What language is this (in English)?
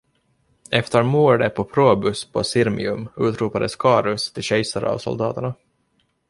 Swedish